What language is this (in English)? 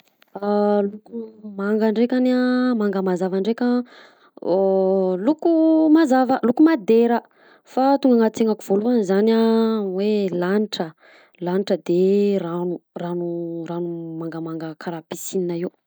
Southern Betsimisaraka Malagasy